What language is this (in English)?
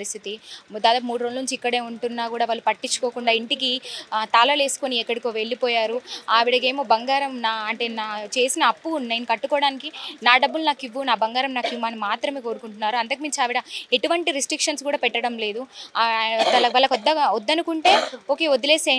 Telugu